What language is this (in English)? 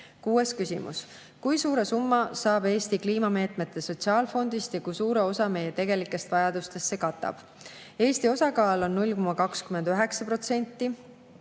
Estonian